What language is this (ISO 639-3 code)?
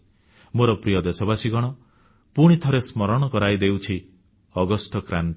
ori